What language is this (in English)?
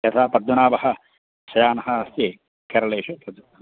Sanskrit